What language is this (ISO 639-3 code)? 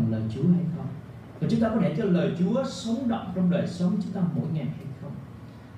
vie